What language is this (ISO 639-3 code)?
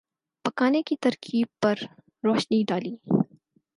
urd